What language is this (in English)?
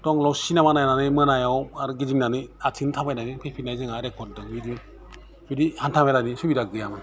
Bodo